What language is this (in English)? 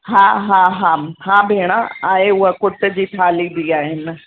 Sindhi